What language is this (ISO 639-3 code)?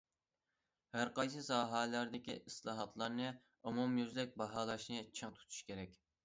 uig